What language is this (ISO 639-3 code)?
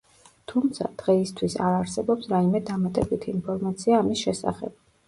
kat